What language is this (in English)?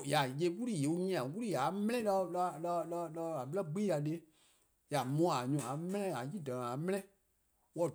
Eastern Krahn